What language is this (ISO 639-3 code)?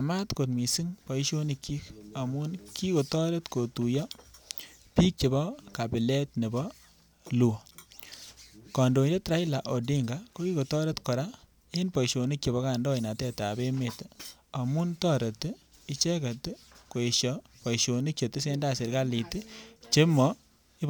kln